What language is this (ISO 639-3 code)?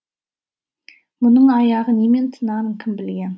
kaz